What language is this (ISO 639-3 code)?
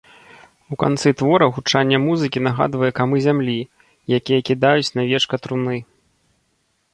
bel